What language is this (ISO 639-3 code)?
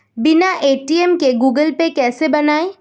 hin